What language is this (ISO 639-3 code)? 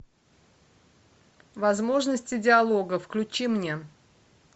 rus